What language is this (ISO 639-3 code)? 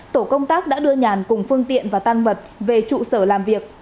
vie